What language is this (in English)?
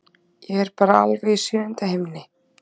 Icelandic